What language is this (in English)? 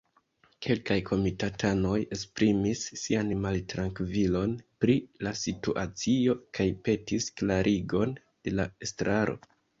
Esperanto